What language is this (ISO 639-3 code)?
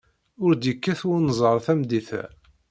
kab